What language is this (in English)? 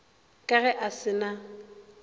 Northern Sotho